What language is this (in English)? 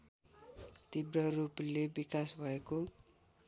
Nepali